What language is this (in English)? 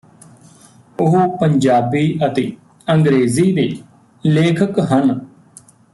Punjabi